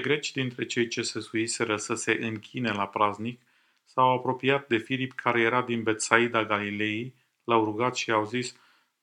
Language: Romanian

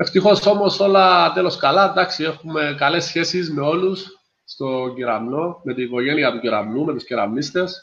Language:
Greek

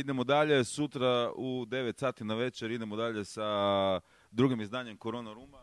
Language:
Croatian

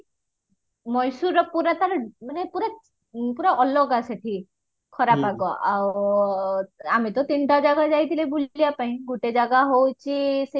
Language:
Odia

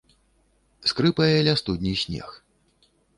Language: Belarusian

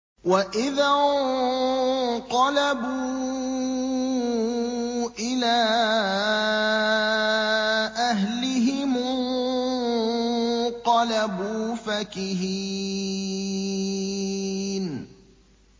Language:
Arabic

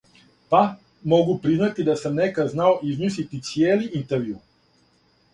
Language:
Serbian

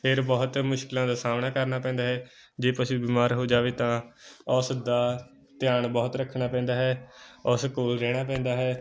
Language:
Punjabi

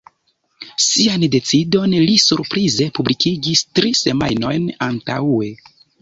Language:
Esperanto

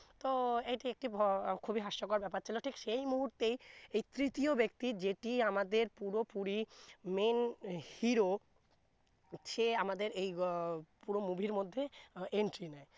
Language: Bangla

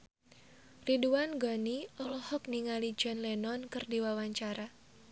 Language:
Sundanese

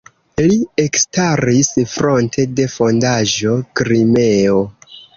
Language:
Esperanto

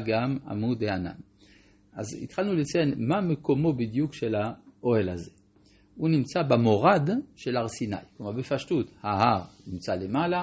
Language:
Hebrew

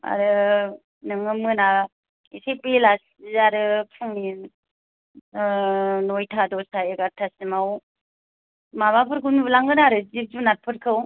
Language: Bodo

